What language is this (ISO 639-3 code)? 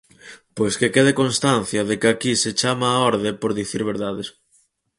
glg